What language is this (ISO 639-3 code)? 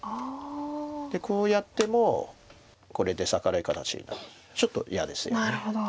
jpn